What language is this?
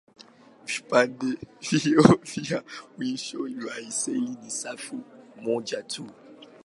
Swahili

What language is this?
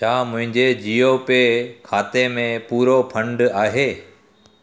Sindhi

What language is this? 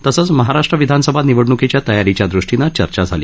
Marathi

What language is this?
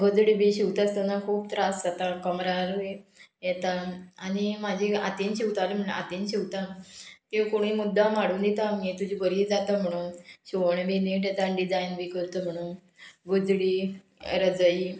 Konkani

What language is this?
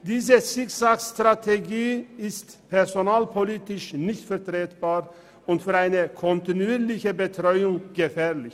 Swiss German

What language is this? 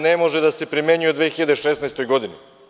Serbian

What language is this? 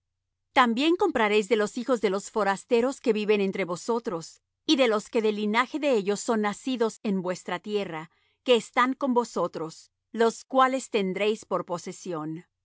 Spanish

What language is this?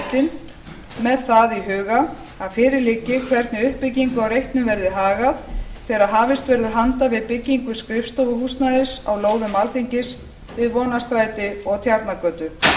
Icelandic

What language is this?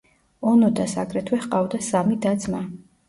Georgian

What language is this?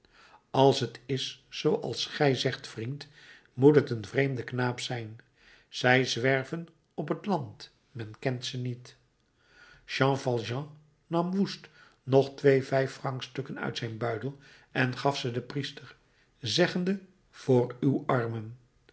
Dutch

